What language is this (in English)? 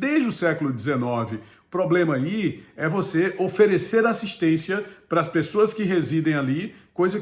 Portuguese